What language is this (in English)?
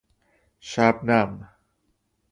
Persian